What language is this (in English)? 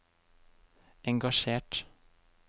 Norwegian